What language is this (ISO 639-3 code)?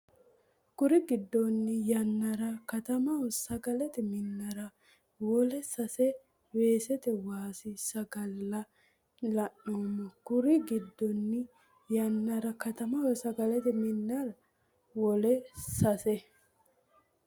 sid